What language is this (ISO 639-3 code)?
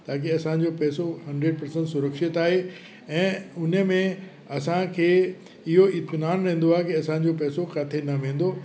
snd